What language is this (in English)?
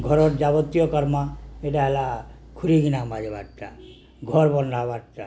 Odia